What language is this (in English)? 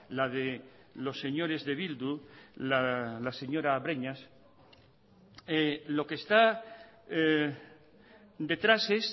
Spanish